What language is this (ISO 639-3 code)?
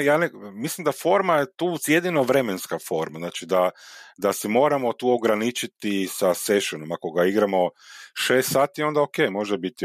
hrv